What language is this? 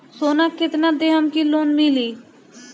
Bhojpuri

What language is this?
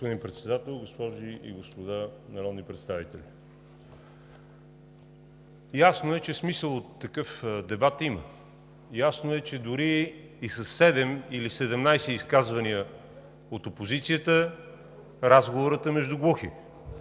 Bulgarian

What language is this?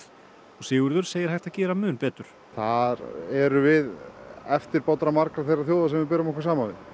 Icelandic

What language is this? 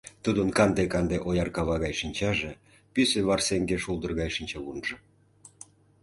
Mari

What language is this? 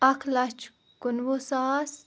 Kashmiri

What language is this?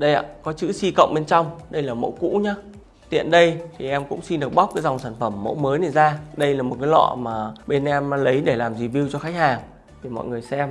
Vietnamese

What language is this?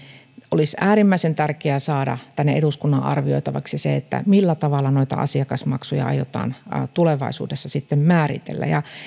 Finnish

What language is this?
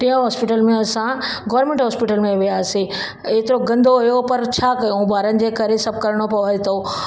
Sindhi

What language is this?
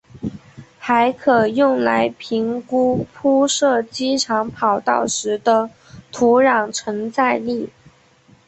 Chinese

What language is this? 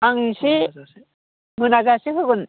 Bodo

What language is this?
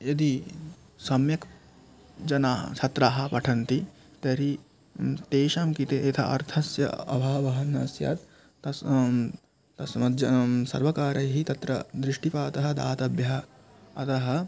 Sanskrit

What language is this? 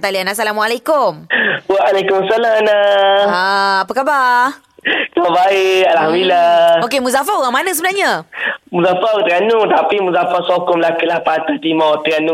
Malay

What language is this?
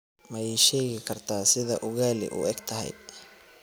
Somali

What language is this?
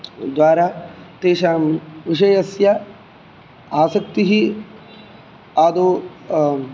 Sanskrit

